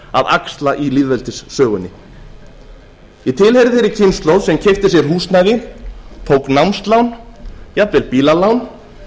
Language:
Icelandic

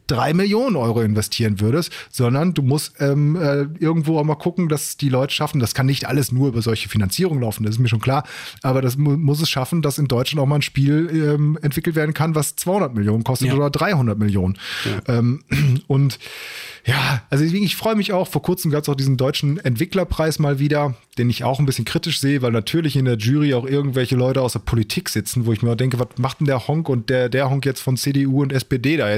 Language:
German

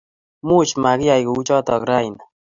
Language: Kalenjin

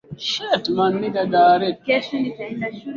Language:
Swahili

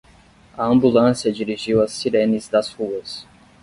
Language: Portuguese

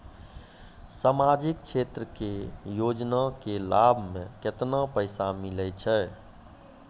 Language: Maithili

